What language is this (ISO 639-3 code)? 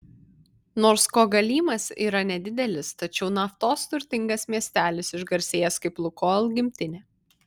lit